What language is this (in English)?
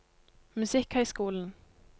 Norwegian